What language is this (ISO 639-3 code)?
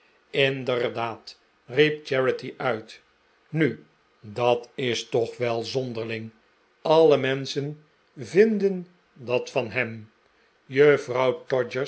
nld